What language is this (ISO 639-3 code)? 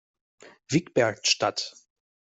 deu